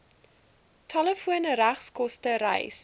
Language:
Afrikaans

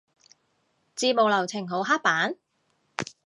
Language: Cantonese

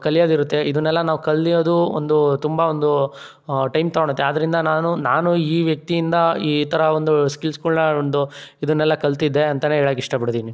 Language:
Kannada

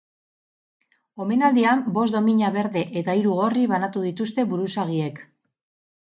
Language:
Basque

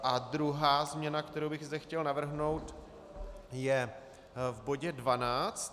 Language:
Czech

